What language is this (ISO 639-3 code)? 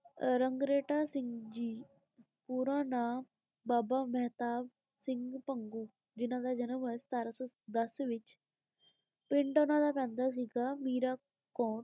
pan